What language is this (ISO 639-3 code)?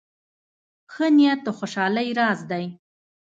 pus